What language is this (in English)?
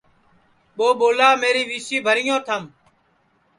Sansi